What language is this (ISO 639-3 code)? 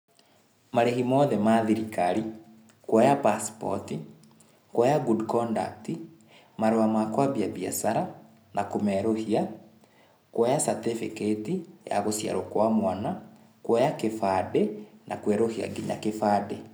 kik